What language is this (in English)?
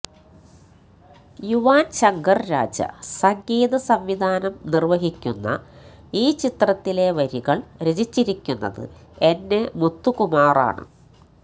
Malayalam